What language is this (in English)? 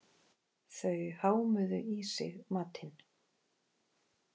Icelandic